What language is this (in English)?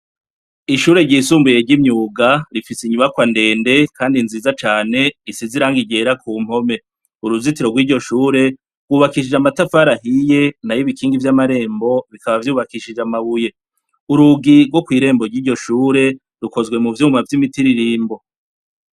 Rundi